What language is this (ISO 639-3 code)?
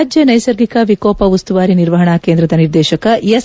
kan